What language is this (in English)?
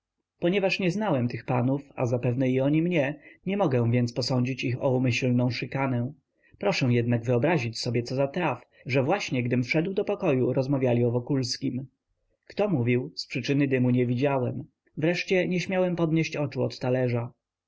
Polish